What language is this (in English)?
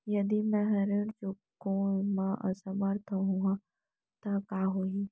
Chhattisgarhi